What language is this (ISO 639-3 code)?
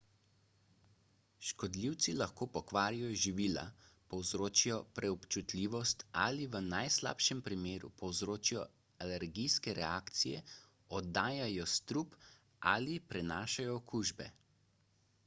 slv